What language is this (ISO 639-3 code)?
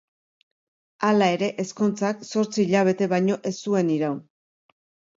eus